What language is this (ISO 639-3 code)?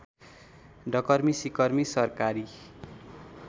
nep